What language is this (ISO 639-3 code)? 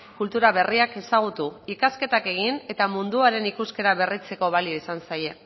eus